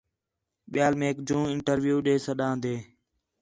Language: Khetrani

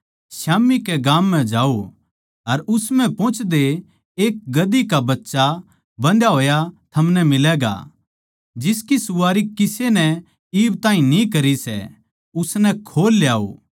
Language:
Haryanvi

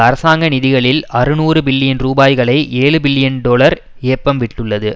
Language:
Tamil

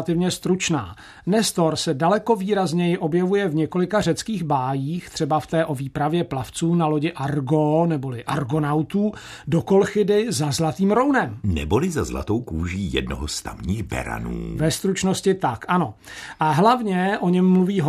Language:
Czech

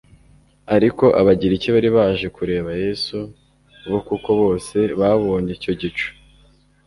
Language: Kinyarwanda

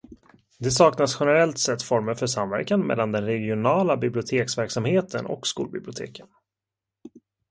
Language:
Swedish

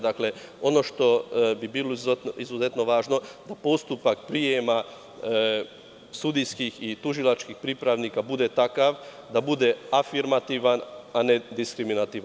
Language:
Serbian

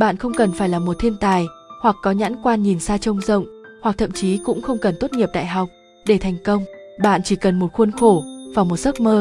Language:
Vietnamese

